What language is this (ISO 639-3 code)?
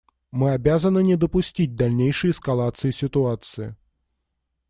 rus